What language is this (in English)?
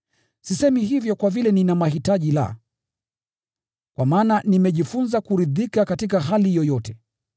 Swahili